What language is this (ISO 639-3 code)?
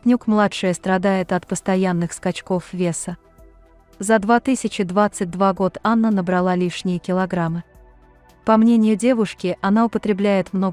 rus